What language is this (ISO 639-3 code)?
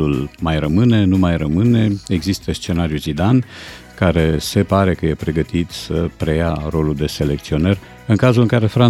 ron